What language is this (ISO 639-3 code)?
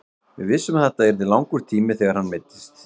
isl